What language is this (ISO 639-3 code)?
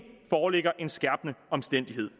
dan